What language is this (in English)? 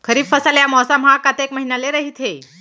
Chhattisgarhi